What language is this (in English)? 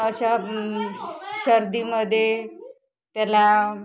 Marathi